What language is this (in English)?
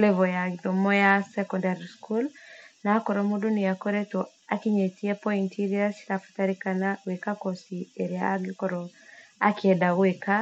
Kikuyu